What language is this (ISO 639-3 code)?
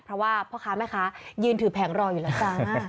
tha